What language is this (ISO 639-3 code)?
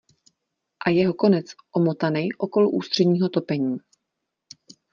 ces